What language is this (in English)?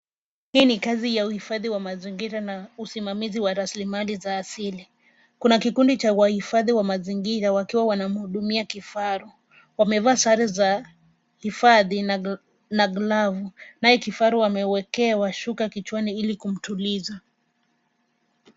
Swahili